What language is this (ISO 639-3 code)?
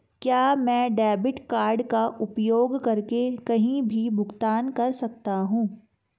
hin